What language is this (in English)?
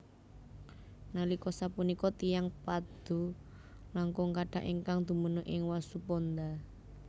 Javanese